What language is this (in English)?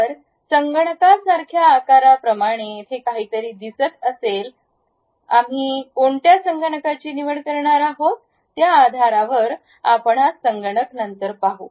Marathi